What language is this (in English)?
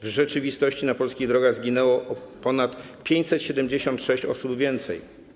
Polish